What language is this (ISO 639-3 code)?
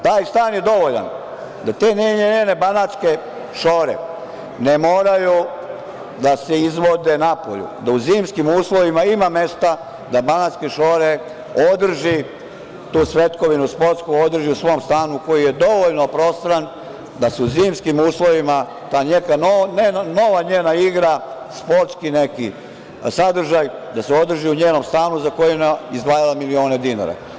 srp